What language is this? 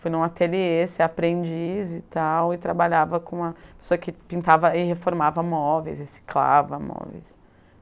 Portuguese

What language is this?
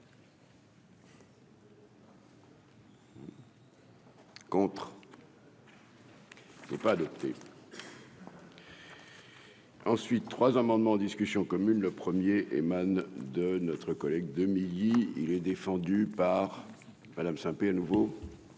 French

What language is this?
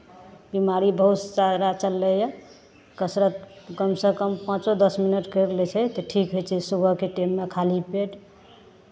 Maithili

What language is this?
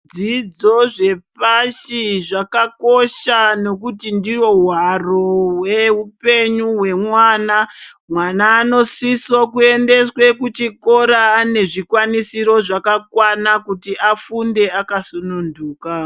Ndau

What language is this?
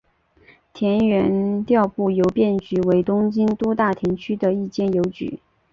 Chinese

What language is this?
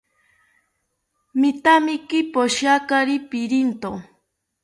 South Ucayali Ashéninka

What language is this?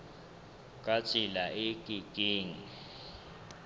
Southern Sotho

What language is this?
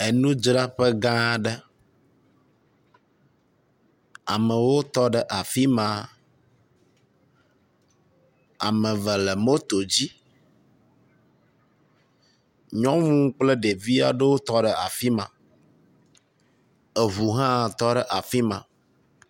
Ewe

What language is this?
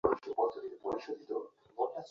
Bangla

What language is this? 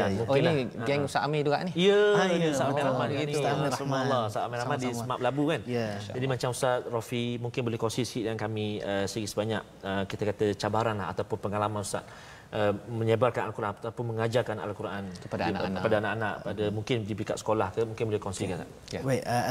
Malay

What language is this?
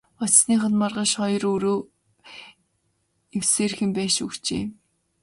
Mongolian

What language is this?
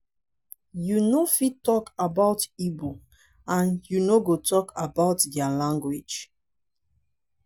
Nigerian Pidgin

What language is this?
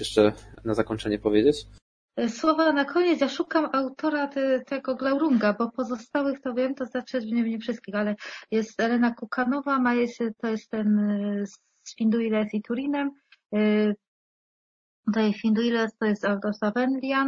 Polish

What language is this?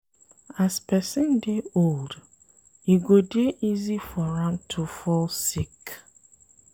Nigerian Pidgin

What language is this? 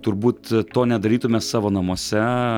Lithuanian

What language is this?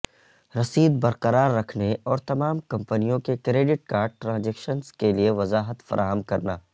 Urdu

